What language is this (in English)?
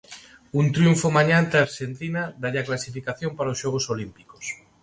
Galician